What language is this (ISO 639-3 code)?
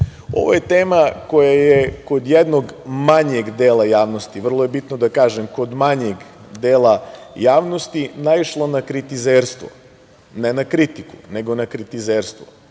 srp